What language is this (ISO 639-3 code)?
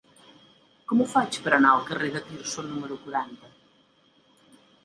cat